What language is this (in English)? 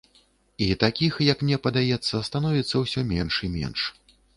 Belarusian